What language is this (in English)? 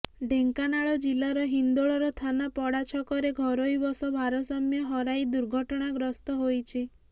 Odia